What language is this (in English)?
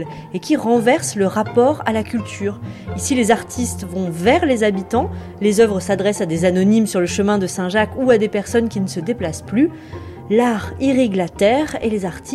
French